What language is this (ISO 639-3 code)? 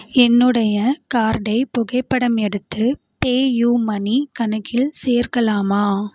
tam